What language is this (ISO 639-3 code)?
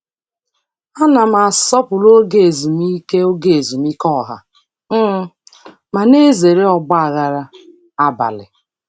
ibo